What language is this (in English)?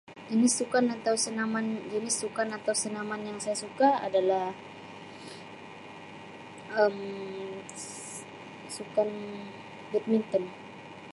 Sabah Malay